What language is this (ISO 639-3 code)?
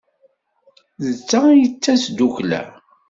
kab